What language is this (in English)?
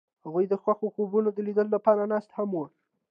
Pashto